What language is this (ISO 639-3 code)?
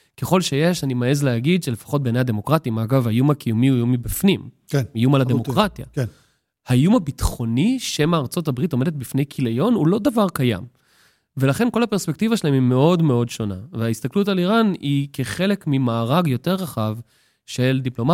heb